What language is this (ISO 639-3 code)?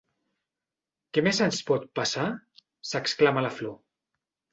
cat